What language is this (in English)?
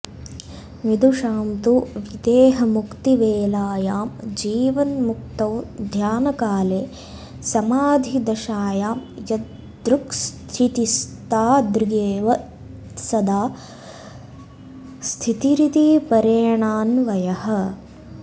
Sanskrit